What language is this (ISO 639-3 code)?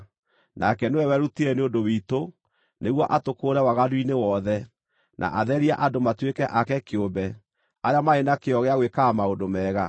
kik